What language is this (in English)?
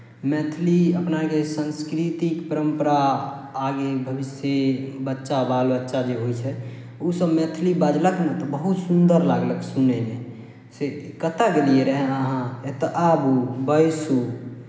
Maithili